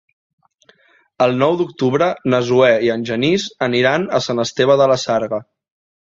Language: Catalan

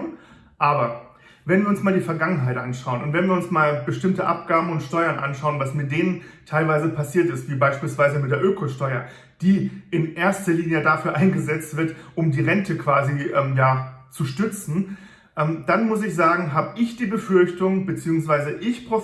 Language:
German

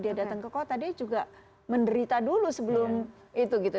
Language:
Indonesian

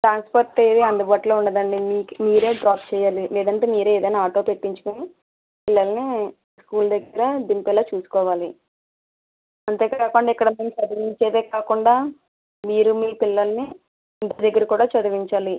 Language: Telugu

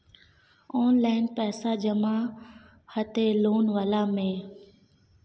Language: Maithili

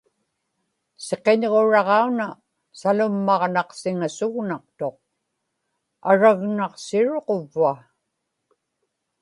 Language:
Inupiaq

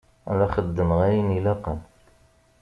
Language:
Kabyle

